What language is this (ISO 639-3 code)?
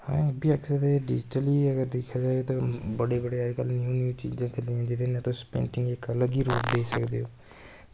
doi